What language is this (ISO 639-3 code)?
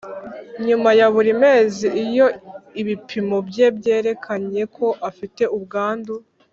kin